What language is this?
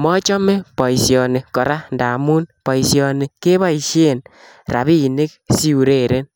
Kalenjin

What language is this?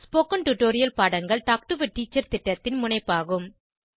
Tamil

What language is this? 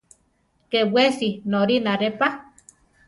Central Tarahumara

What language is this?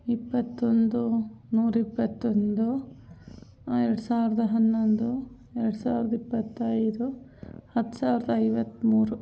Kannada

